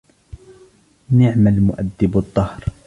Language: Arabic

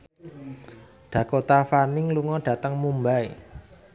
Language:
Javanese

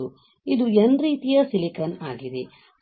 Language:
Kannada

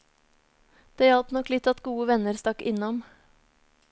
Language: Norwegian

